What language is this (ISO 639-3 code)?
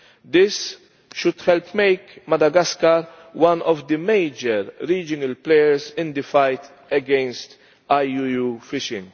eng